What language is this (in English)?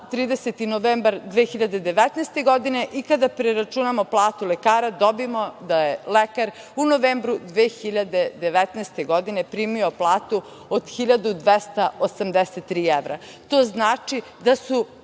Serbian